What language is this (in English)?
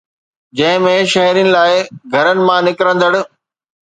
Sindhi